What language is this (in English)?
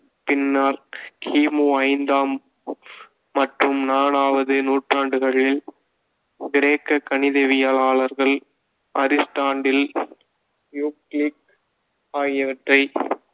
Tamil